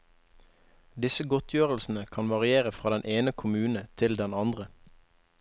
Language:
Norwegian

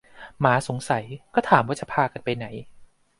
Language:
Thai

